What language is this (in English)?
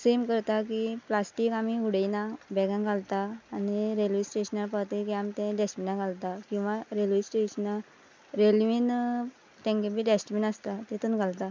Konkani